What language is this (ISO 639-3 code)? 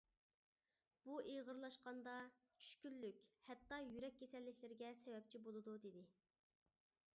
uig